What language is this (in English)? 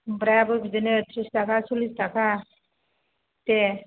Bodo